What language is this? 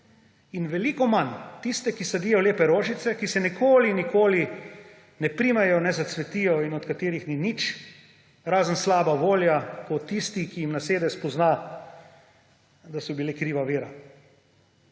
Slovenian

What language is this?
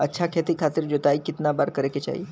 Bhojpuri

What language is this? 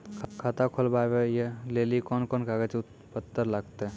Maithili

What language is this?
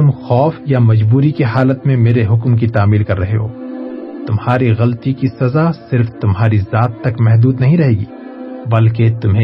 Urdu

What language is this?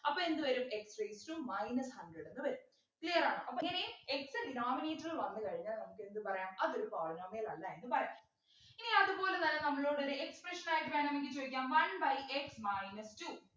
Malayalam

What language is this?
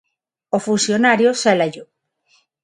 Galician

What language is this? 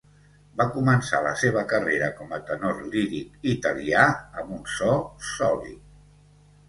Catalan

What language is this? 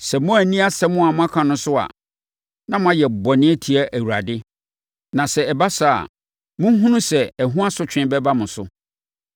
Akan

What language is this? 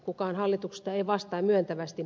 Finnish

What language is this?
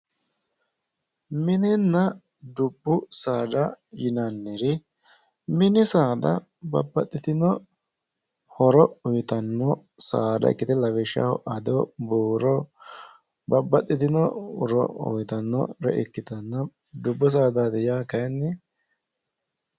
Sidamo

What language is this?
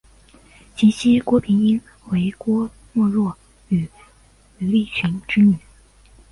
Chinese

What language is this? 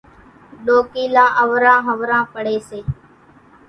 Kachi Koli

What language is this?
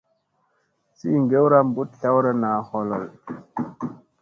Musey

